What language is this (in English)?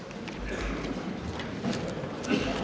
Danish